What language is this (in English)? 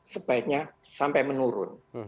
Indonesian